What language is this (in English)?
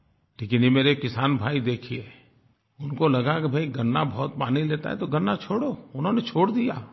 Hindi